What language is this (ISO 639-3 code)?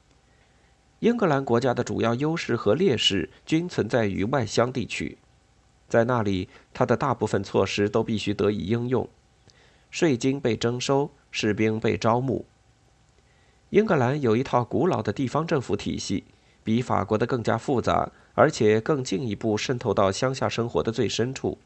zho